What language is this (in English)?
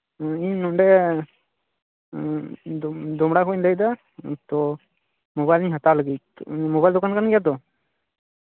Santali